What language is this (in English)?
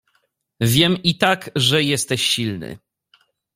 Polish